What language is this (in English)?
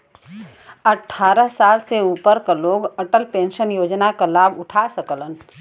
Bhojpuri